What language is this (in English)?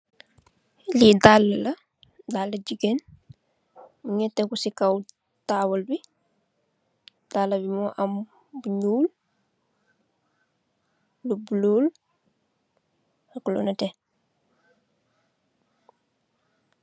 Wolof